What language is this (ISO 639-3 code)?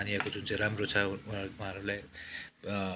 nep